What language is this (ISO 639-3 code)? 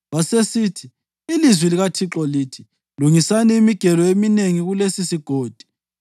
nde